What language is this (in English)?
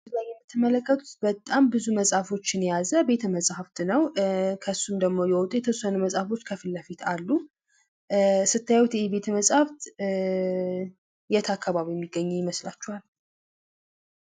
Amharic